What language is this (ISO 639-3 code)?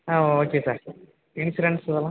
tam